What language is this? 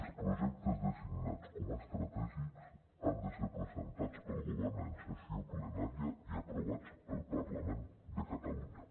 Catalan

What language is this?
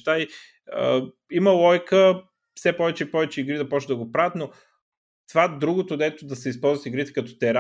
Bulgarian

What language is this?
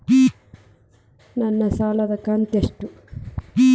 Kannada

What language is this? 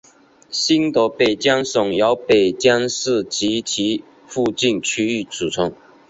Chinese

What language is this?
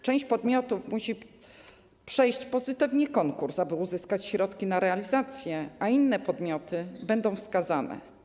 Polish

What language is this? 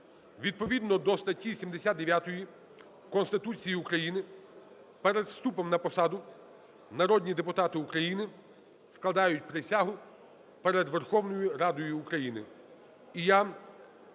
Ukrainian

